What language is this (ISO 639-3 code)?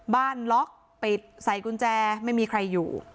tha